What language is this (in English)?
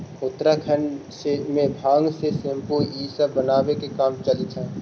Magahi